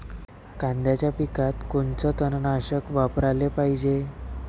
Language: Marathi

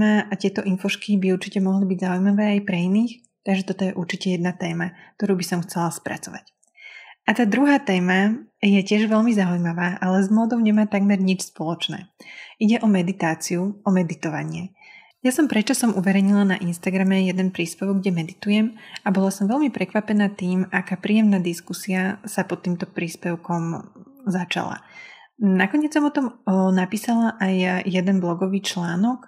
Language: Slovak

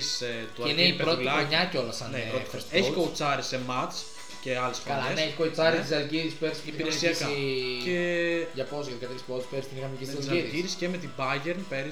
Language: Greek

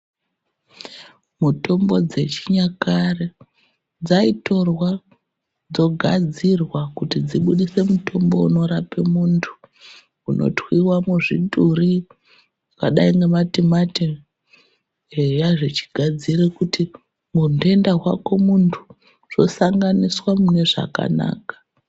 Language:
Ndau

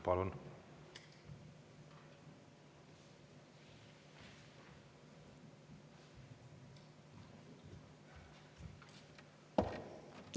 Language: Estonian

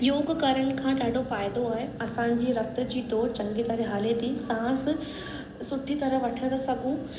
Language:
Sindhi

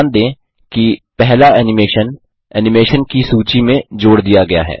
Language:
Hindi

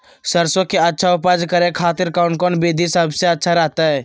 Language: Magahi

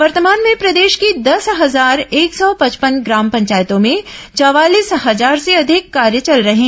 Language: Hindi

